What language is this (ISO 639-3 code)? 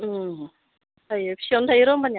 brx